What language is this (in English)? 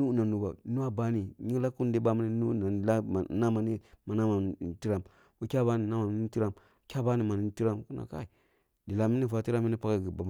Kulung (Nigeria)